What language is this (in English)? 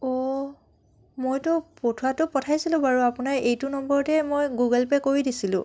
Assamese